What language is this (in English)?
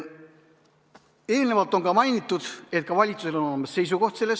Estonian